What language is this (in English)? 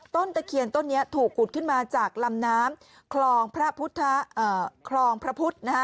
Thai